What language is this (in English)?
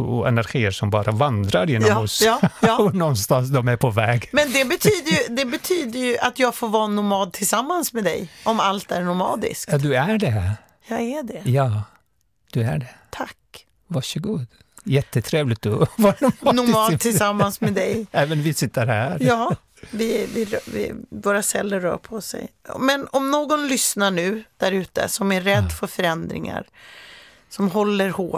Swedish